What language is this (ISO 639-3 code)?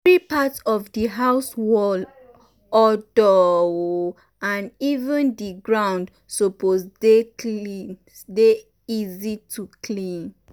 pcm